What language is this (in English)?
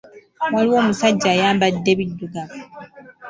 Ganda